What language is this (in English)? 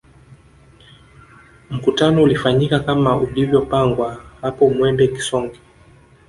Swahili